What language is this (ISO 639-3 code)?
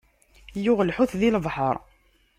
kab